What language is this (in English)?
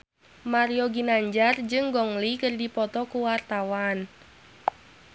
Sundanese